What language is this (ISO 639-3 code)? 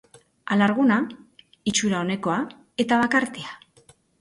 eus